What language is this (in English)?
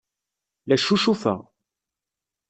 Kabyle